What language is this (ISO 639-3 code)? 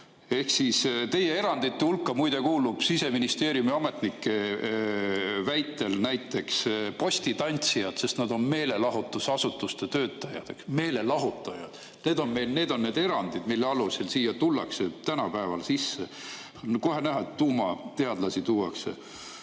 est